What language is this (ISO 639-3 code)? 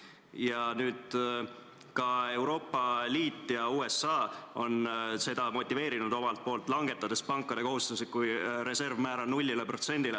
est